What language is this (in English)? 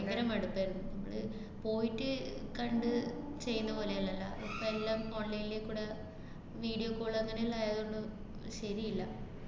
Malayalam